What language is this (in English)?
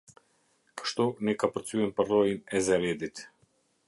Albanian